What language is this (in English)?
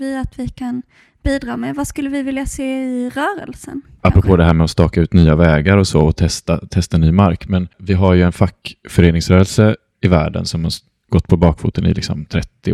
Swedish